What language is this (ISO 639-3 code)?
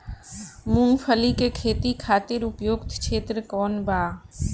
bho